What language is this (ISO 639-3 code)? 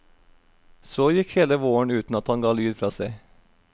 nor